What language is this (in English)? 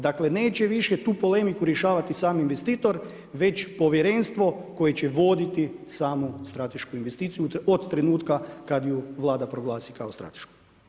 Croatian